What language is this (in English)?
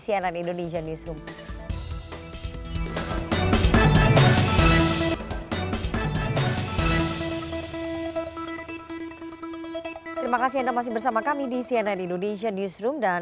Indonesian